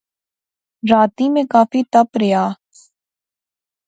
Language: Pahari-Potwari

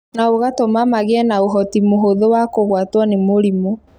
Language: Kikuyu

